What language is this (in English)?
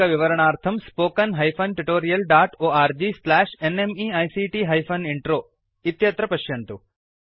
Sanskrit